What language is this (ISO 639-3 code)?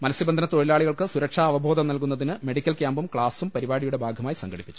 mal